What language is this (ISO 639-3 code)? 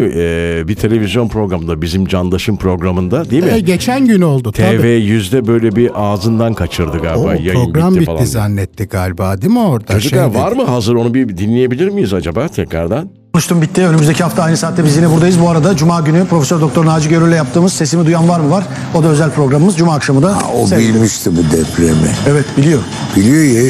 tur